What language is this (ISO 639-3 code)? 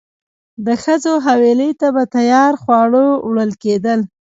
pus